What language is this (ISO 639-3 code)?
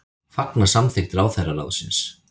isl